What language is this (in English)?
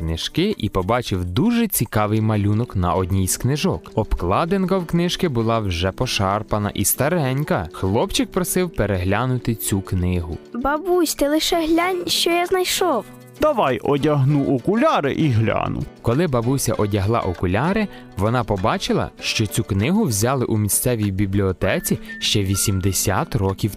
Ukrainian